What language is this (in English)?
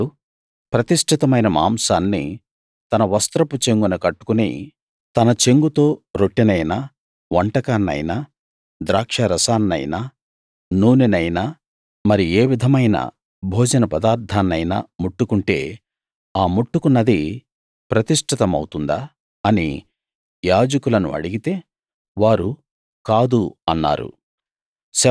Telugu